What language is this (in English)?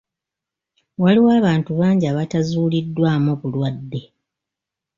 Ganda